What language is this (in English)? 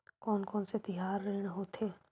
Chhattisgarhi